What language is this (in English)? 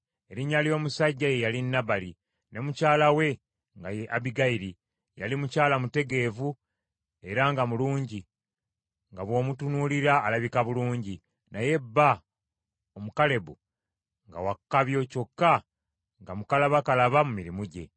Ganda